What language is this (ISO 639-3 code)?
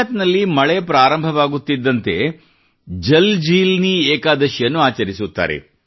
kan